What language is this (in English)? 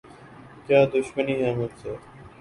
Urdu